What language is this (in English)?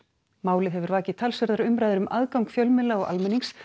Icelandic